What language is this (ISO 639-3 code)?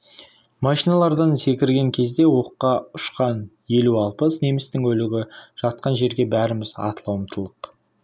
kaz